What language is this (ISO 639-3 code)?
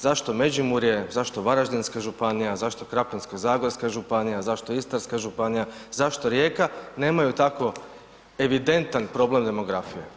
hrv